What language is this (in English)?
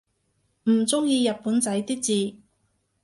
Cantonese